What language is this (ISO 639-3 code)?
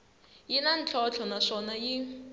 tso